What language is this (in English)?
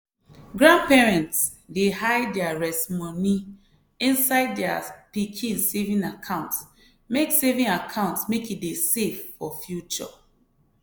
Nigerian Pidgin